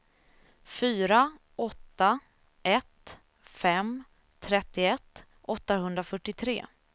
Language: Swedish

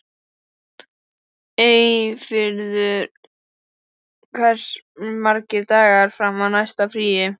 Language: Icelandic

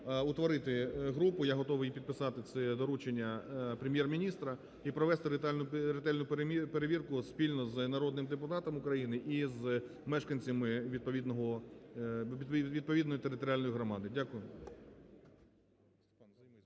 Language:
Ukrainian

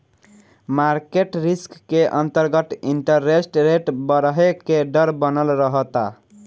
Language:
Bhojpuri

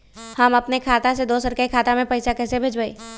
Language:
Magahi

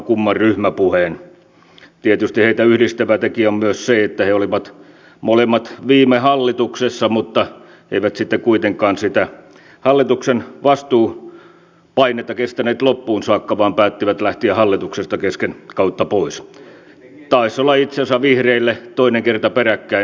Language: Finnish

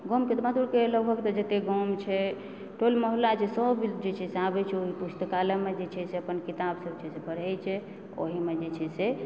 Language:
Maithili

